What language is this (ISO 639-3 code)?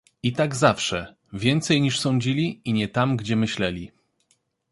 pol